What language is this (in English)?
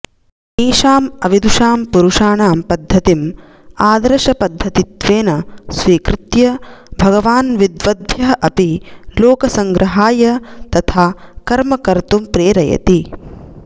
Sanskrit